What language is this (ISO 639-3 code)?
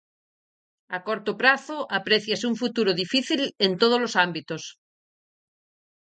glg